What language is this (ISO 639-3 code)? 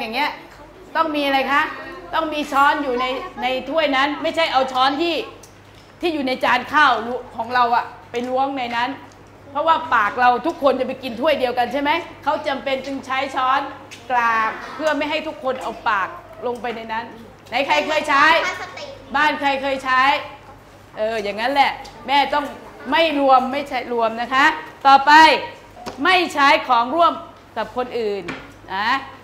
tha